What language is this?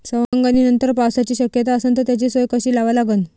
Marathi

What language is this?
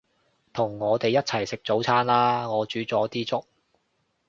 Cantonese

